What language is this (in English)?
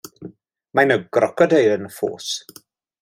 Welsh